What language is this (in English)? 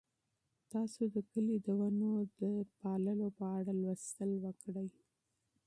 Pashto